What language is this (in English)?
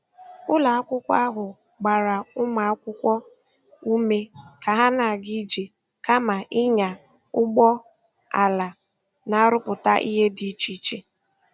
Igbo